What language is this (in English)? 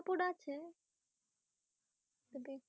Bangla